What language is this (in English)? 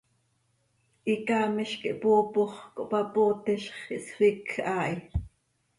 Seri